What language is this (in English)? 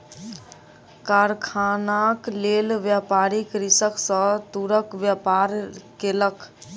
Maithili